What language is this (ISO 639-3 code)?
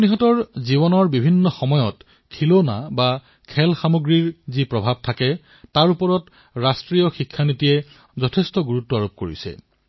asm